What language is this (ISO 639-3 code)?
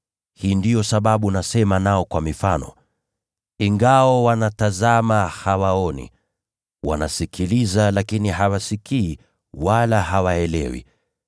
swa